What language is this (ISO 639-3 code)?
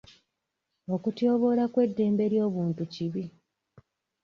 lug